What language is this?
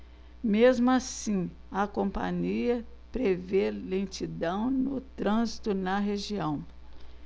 Portuguese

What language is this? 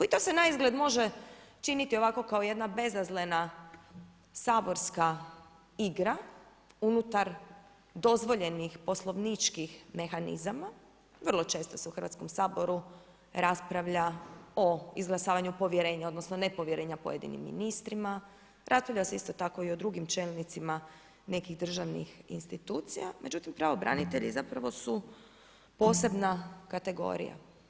Croatian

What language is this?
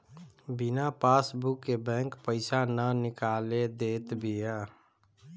Bhojpuri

